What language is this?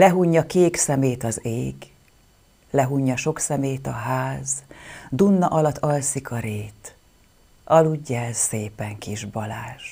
Hungarian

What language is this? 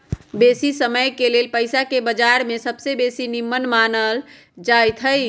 Magahi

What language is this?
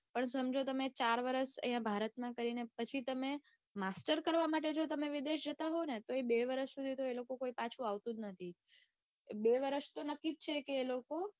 Gujarati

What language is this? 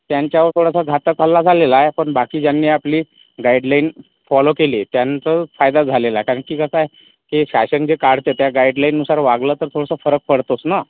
Marathi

